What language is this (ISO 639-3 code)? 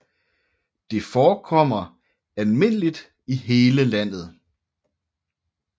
dan